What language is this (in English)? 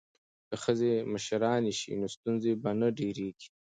Pashto